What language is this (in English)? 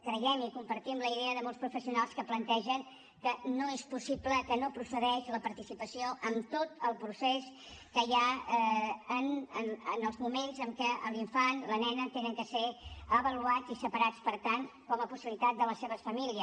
Catalan